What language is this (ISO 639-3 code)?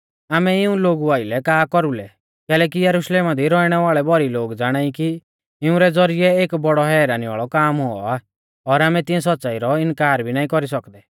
bfz